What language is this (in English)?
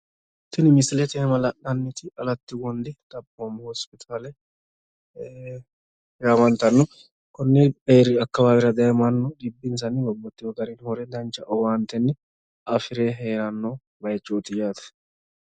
Sidamo